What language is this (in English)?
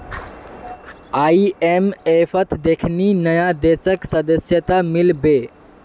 Magahi